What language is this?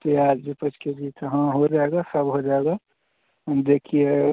Hindi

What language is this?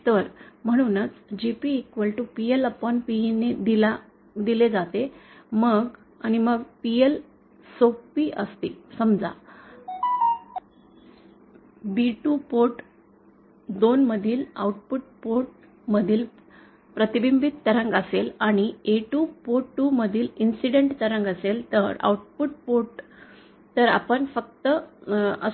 Marathi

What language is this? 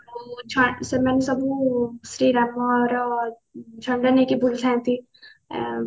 Odia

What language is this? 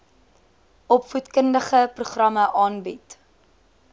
Afrikaans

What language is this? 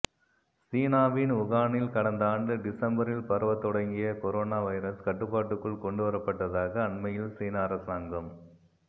Tamil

